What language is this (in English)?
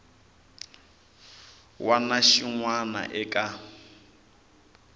Tsonga